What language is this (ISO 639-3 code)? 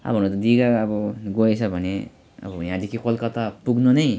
nep